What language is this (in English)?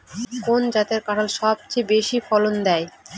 Bangla